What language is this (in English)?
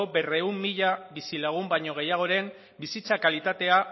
Basque